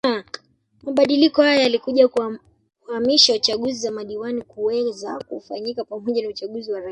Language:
Swahili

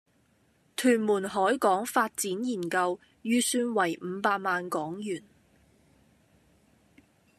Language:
Cantonese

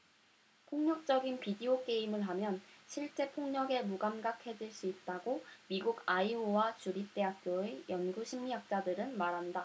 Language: Korean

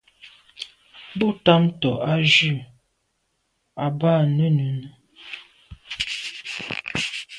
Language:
Medumba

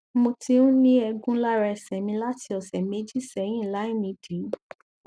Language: Yoruba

